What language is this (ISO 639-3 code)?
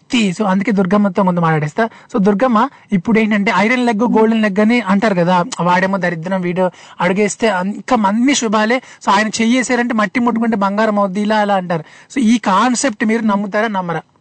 tel